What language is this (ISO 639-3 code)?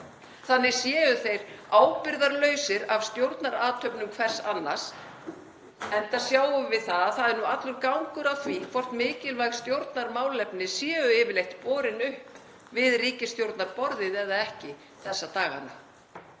isl